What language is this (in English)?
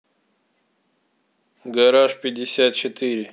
Russian